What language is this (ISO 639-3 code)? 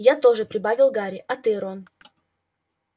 rus